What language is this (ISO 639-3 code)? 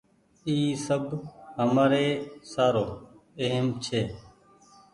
gig